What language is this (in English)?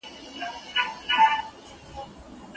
Pashto